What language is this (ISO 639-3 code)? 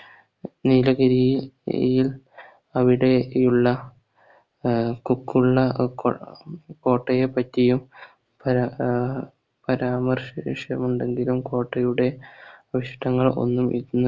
mal